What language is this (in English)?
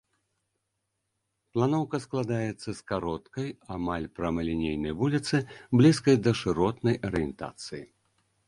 Belarusian